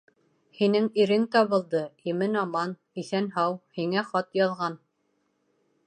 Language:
Bashkir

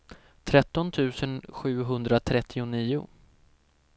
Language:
Swedish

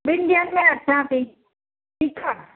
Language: Sindhi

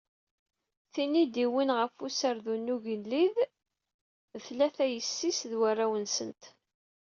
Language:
Kabyle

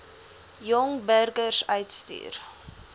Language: Afrikaans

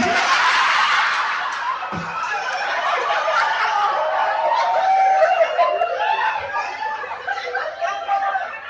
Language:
Indonesian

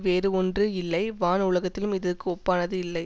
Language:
Tamil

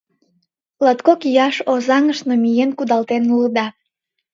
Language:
Mari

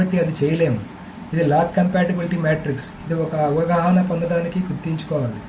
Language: Telugu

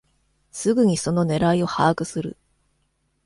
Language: Japanese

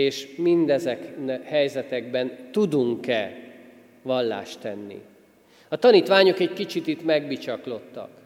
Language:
Hungarian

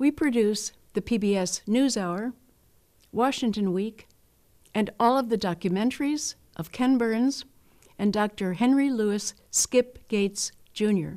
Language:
English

